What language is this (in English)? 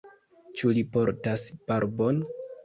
Esperanto